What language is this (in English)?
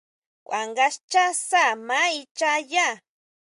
Huautla Mazatec